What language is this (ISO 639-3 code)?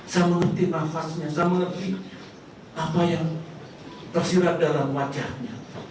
ind